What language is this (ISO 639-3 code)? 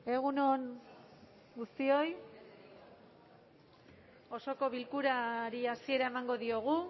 eus